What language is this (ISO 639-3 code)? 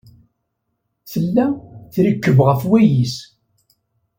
kab